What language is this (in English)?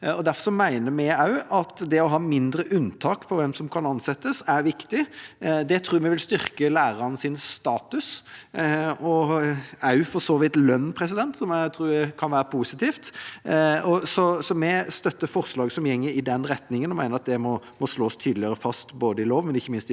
Norwegian